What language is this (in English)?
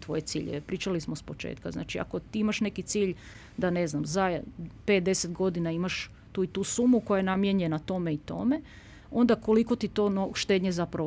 Croatian